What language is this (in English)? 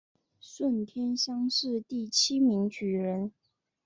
Chinese